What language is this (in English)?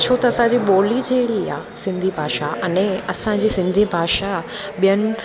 Sindhi